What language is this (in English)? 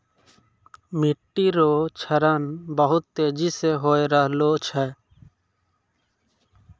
Maithili